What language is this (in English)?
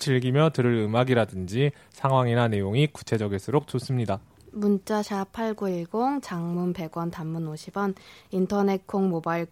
Korean